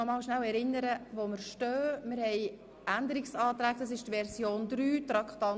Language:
Swiss German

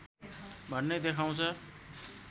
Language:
Nepali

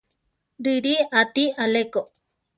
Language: Central Tarahumara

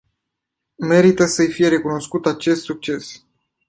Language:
Romanian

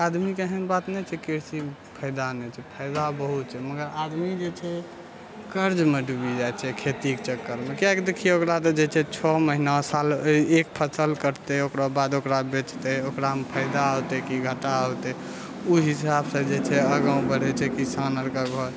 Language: Maithili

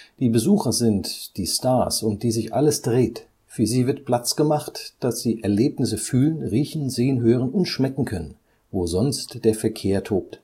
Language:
German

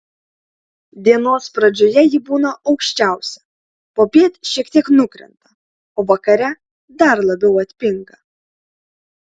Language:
Lithuanian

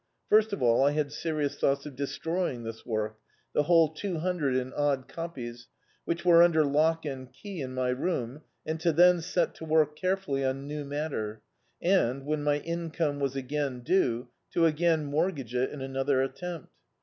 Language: English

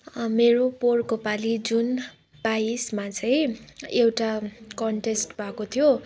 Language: Nepali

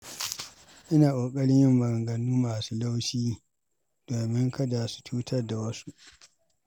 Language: Hausa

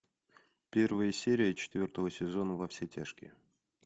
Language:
Russian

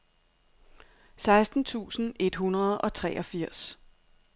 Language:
Danish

